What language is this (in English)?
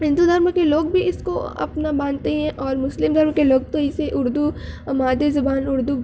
Urdu